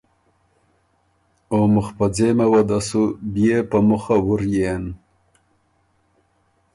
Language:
Ormuri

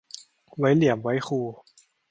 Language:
Thai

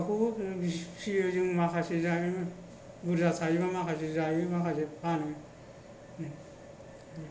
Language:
Bodo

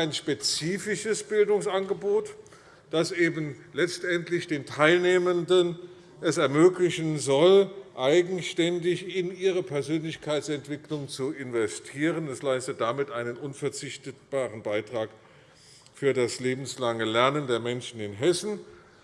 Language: German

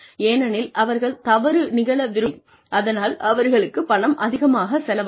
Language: Tamil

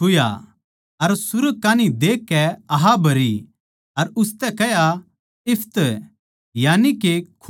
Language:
Haryanvi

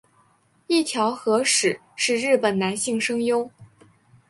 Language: Chinese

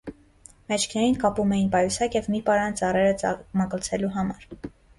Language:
Armenian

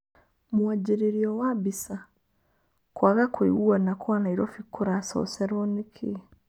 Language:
Kikuyu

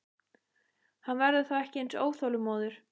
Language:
Icelandic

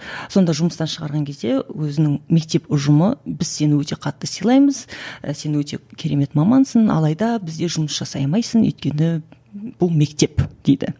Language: Kazakh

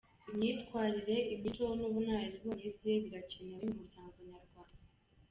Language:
Kinyarwanda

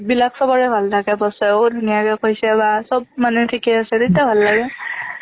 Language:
Assamese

